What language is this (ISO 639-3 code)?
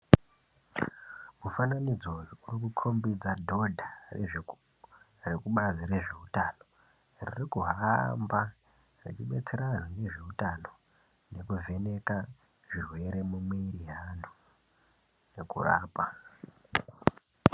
ndc